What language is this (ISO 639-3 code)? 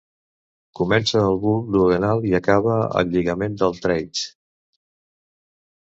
cat